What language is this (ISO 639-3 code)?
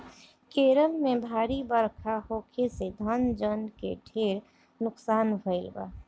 bho